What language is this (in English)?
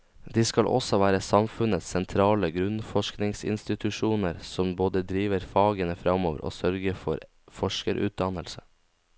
Norwegian